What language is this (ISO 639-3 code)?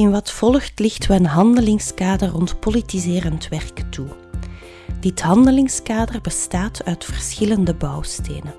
nld